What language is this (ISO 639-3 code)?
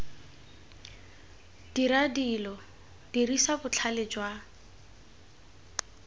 tsn